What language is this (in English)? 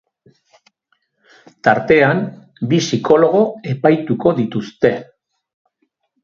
Basque